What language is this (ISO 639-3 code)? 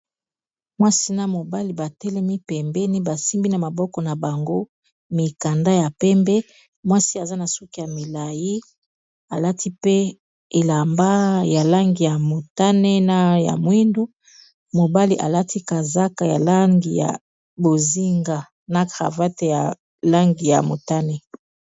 lin